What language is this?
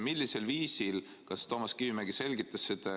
Estonian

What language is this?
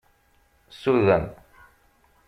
Kabyle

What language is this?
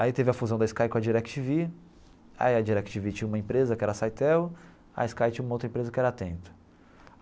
Portuguese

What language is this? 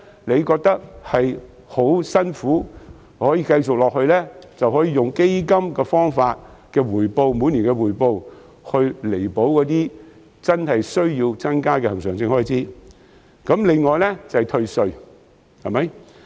Cantonese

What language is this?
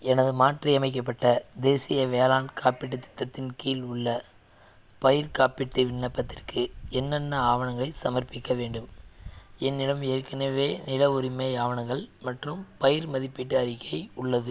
Tamil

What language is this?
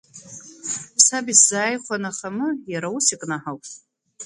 Abkhazian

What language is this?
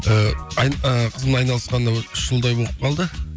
Kazakh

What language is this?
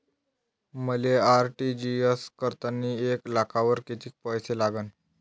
Marathi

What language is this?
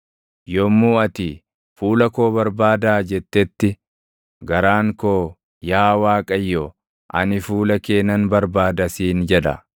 Oromo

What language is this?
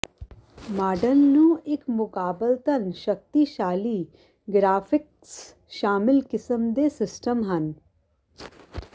Punjabi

